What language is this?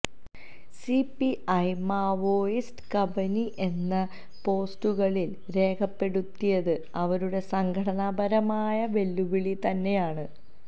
Malayalam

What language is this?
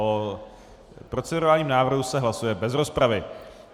Czech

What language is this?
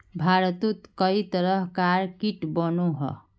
Magahi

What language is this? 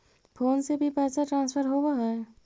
Magahi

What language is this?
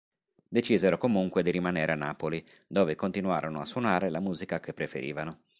Italian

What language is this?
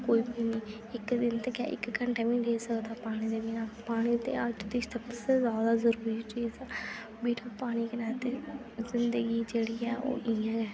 Dogri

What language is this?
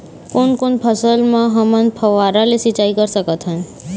Chhattisgarhi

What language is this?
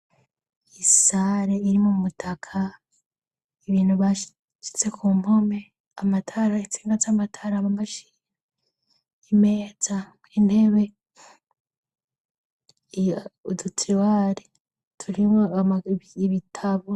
Rundi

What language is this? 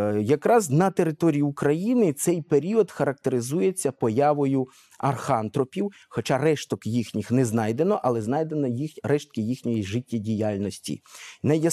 Ukrainian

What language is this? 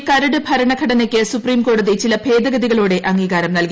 Malayalam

